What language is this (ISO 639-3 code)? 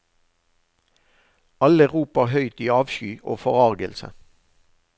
nor